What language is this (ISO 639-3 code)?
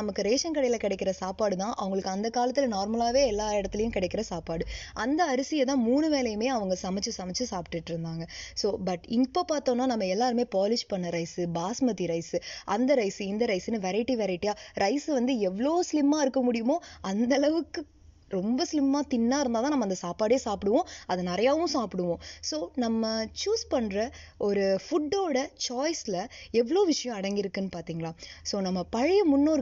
tam